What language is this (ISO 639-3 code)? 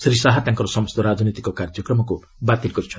ori